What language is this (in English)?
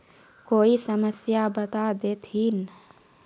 Magahi